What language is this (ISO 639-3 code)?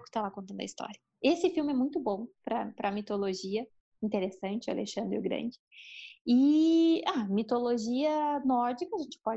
por